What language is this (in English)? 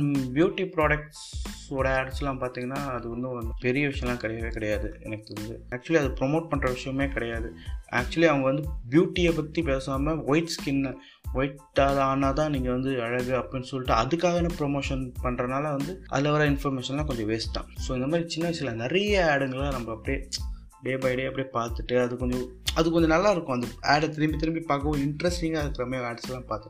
Tamil